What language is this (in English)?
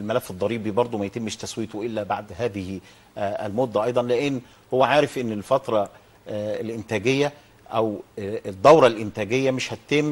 Arabic